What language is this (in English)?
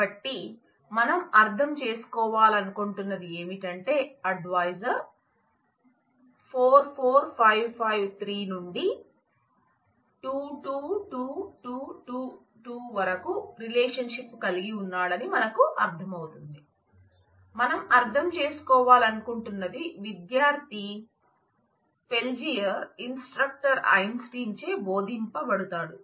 Telugu